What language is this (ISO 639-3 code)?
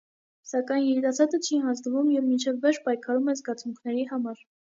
hye